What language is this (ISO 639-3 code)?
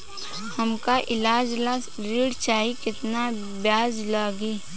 bho